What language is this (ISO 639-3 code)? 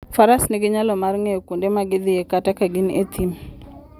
luo